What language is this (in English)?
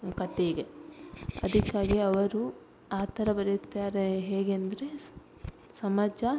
Kannada